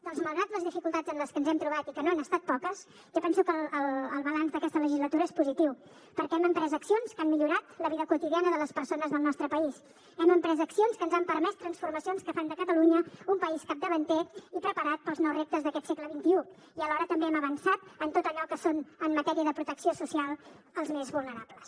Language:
Catalan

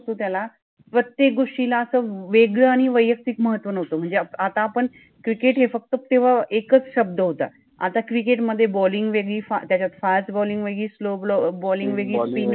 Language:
Marathi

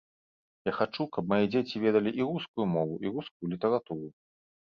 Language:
Belarusian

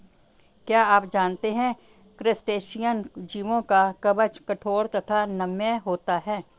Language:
Hindi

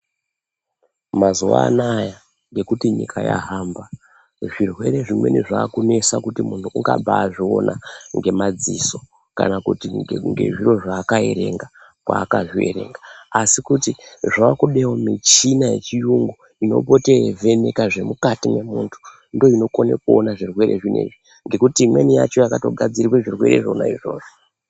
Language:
Ndau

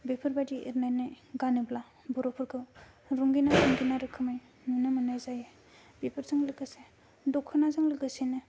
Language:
Bodo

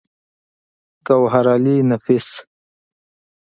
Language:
Pashto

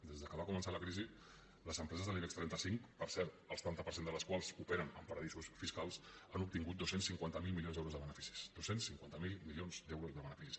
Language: Catalan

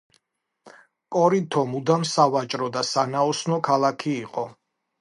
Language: Georgian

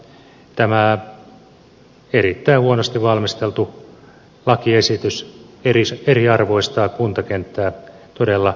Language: Finnish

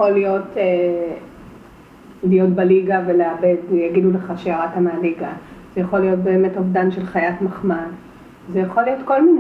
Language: Hebrew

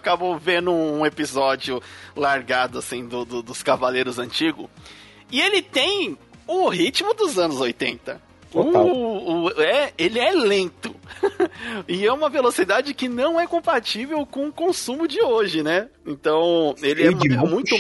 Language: Portuguese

